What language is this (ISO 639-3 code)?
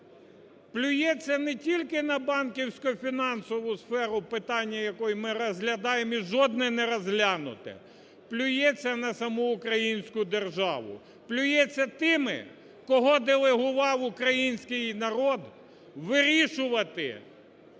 ukr